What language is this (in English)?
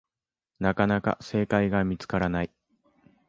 Japanese